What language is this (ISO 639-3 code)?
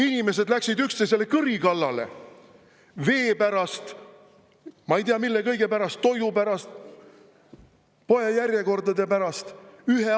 est